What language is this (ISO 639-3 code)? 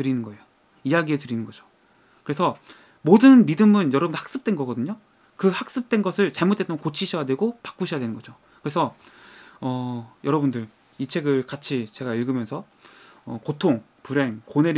kor